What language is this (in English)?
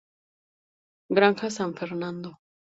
Spanish